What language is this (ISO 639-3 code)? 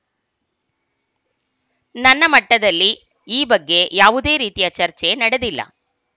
kan